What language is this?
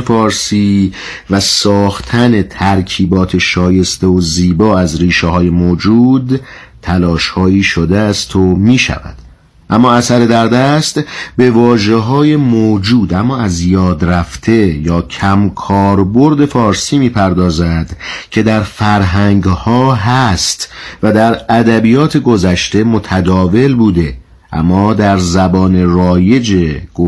Persian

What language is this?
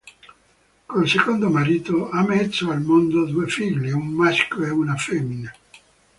Italian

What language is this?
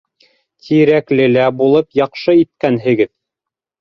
Bashkir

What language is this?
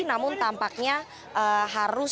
Indonesian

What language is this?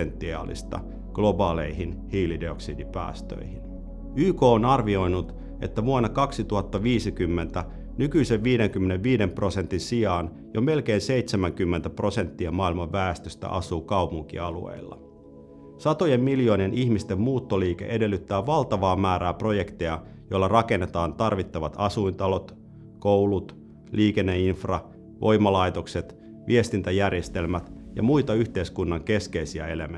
Finnish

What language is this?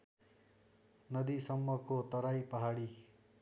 Nepali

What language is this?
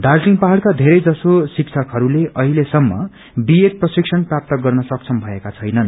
Nepali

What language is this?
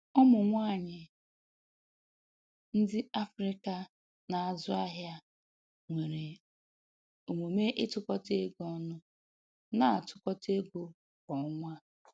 Igbo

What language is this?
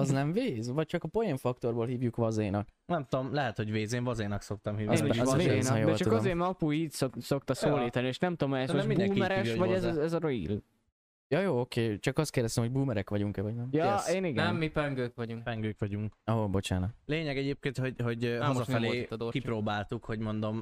Hungarian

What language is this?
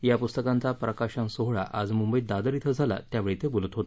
Marathi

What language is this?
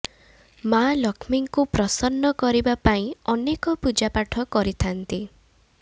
Odia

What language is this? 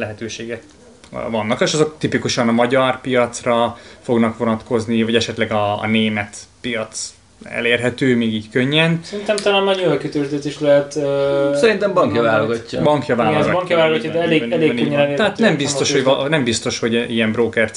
Hungarian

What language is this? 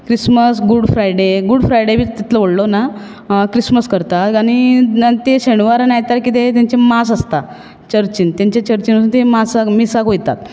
Konkani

